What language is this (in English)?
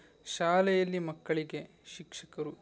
Kannada